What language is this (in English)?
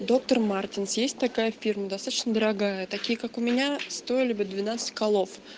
Russian